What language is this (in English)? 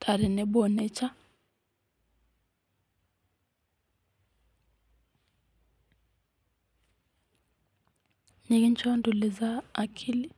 Masai